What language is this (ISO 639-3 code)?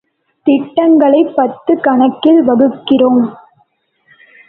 tam